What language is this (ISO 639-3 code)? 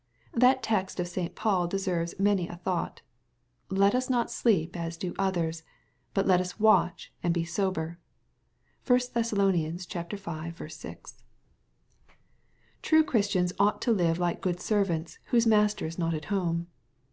eng